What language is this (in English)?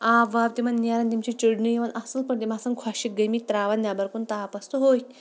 Kashmiri